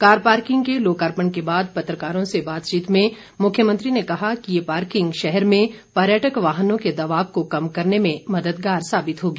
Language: Hindi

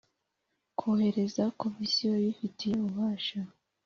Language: Kinyarwanda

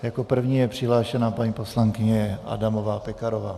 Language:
Czech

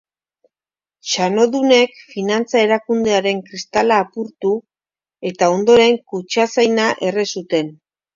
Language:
Basque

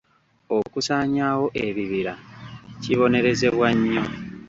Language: Ganda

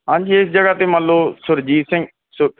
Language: Punjabi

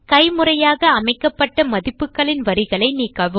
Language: Tamil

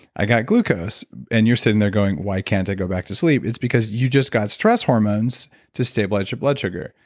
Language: English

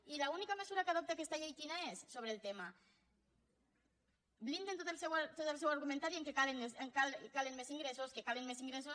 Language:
Catalan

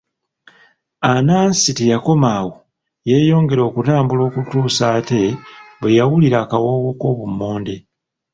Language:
Ganda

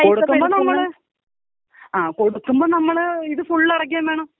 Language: Malayalam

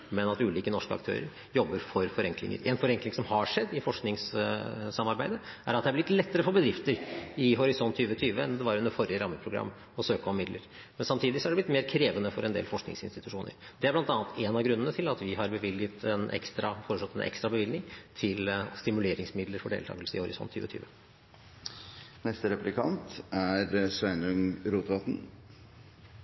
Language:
Norwegian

